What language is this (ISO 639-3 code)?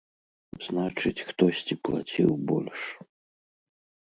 bel